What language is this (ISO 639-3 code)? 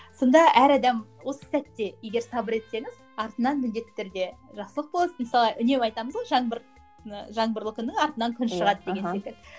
kaz